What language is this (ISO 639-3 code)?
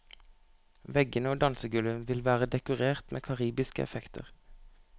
nor